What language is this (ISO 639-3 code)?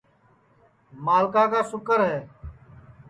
ssi